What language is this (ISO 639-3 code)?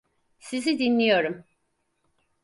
tur